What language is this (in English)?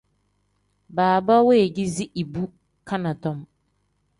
Tem